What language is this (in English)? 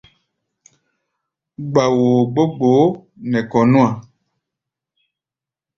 Gbaya